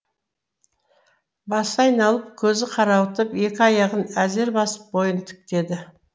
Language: Kazakh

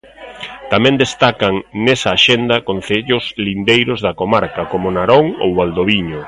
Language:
Galician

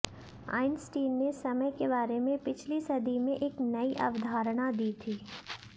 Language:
Hindi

